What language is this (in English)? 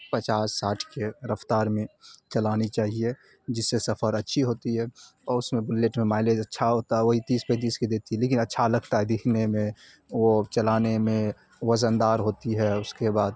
Urdu